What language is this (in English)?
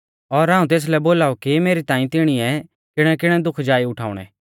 Mahasu Pahari